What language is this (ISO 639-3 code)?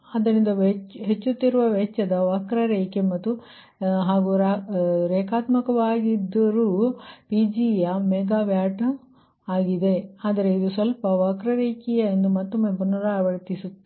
kan